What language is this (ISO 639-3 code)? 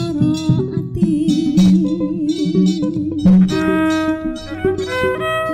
ind